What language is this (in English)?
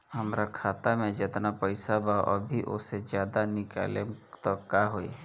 Bhojpuri